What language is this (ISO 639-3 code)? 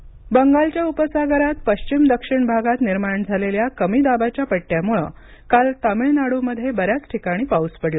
mar